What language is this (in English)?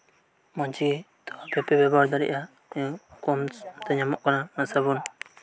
Santali